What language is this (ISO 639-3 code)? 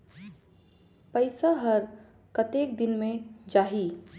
hne